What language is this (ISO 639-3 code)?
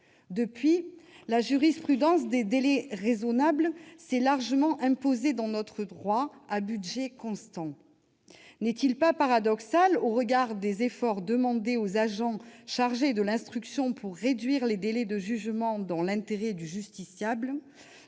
fra